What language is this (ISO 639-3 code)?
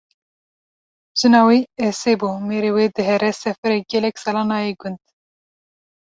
kur